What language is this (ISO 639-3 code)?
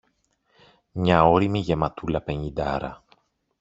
ell